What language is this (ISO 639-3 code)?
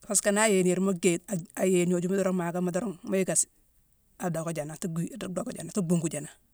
msw